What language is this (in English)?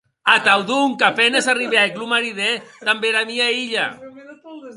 Occitan